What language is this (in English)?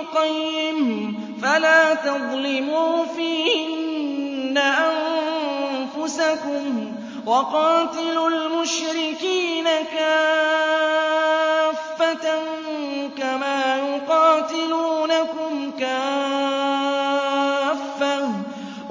Arabic